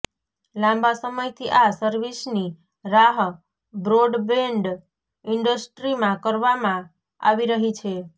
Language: Gujarati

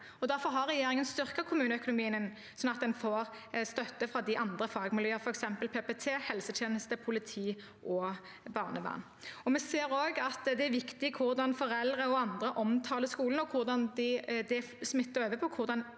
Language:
Norwegian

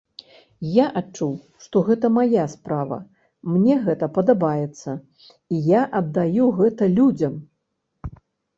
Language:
Belarusian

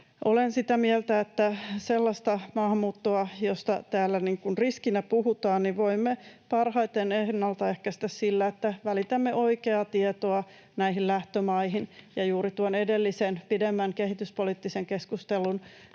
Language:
Finnish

